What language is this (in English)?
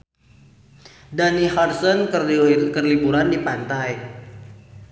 Sundanese